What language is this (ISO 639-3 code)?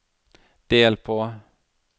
nor